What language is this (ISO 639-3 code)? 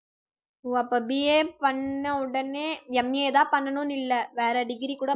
tam